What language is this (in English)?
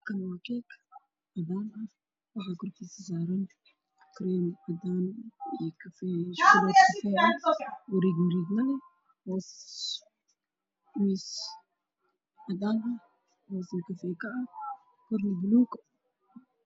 Somali